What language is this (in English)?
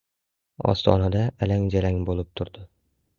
Uzbek